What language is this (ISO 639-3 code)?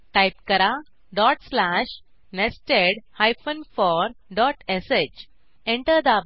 mar